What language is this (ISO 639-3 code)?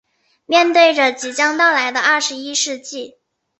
zho